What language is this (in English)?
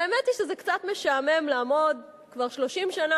Hebrew